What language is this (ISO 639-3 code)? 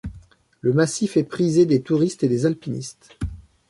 fra